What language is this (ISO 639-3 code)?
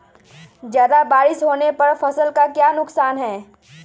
mag